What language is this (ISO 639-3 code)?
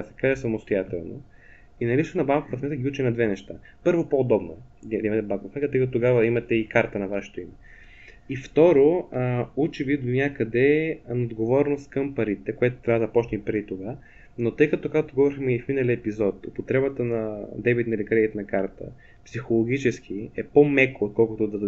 bul